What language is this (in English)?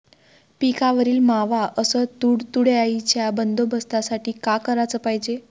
Marathi